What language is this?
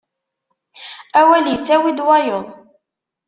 Kabyle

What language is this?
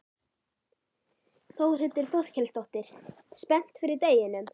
Icelandic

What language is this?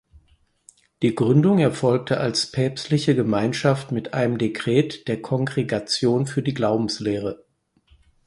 German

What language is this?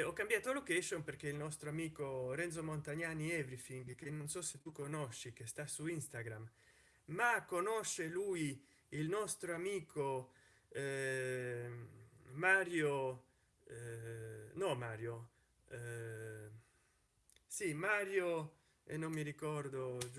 Italian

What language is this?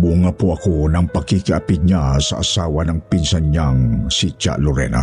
Filipino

